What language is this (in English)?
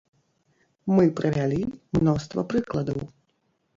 Belarusian